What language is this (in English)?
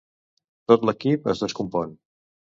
Catalan